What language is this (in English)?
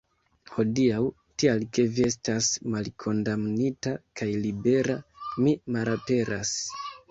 Esperanto